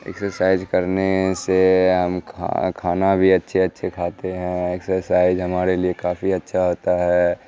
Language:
Urdu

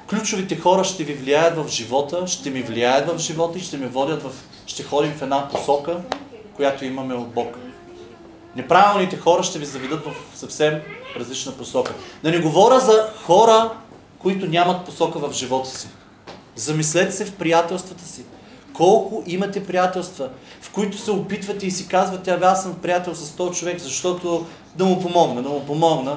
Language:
Bulgarian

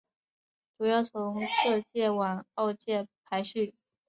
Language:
Chinese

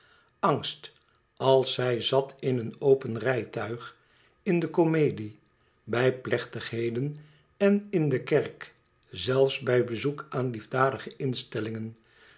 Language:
Dutch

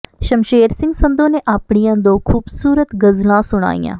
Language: Punjabi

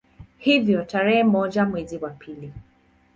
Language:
Swahili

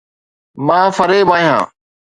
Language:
Sindhi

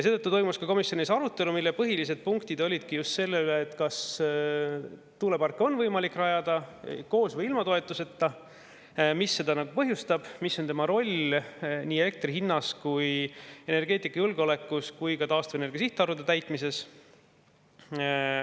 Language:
Estonian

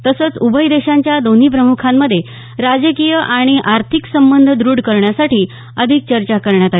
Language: Marathi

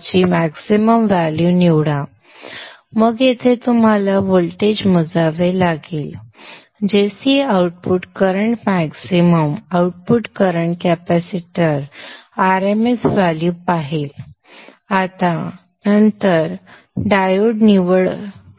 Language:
Marathi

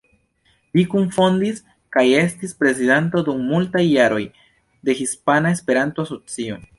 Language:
Esperanto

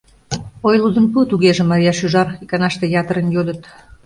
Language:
Mari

